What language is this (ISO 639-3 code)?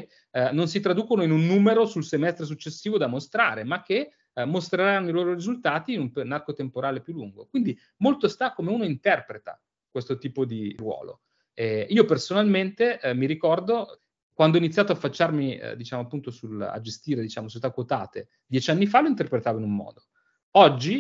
ita